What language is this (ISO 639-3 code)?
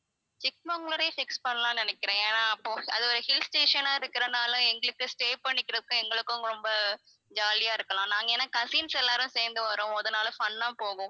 tam